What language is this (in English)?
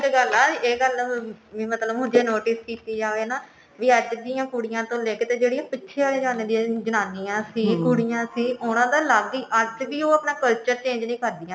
Punjabi